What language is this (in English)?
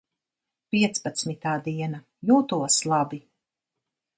Latvian